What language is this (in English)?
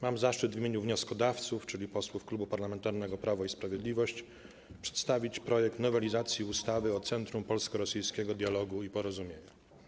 Polish